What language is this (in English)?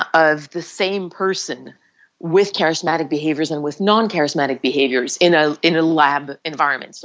English